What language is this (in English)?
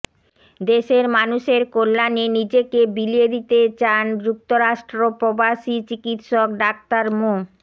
Bangla